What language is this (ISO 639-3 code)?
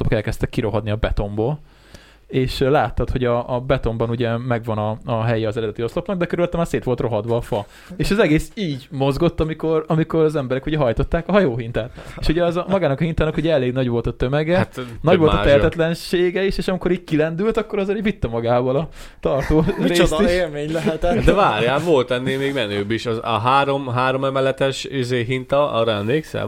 hun